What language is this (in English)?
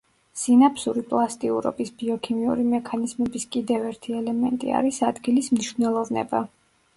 Georgian